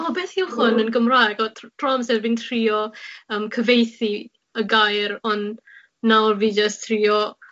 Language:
Welsh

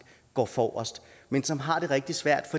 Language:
Danish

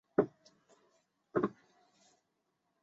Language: Chinese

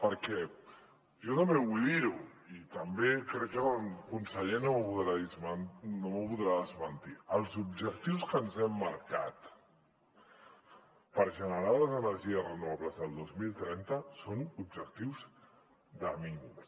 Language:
Catalan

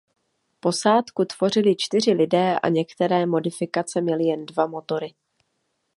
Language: Czech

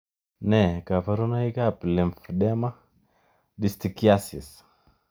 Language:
Kalenjin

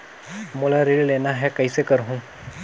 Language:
Chhattisgarhi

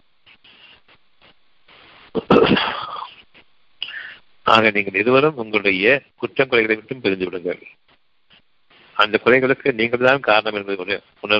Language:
Tamil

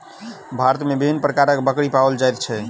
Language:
Maithili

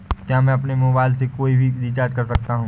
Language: Hindi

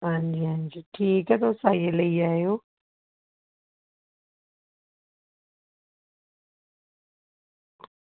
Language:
Dogri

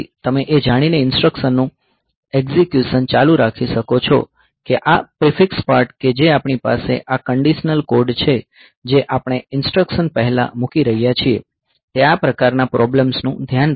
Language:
Gujarati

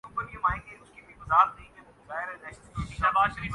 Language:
Urdu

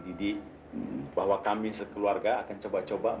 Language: Indonesian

